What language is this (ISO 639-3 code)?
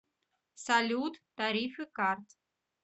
rus